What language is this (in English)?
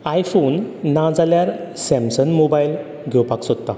Konkani